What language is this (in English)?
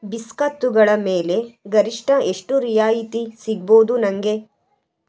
Kannada